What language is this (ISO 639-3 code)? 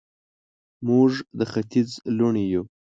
pus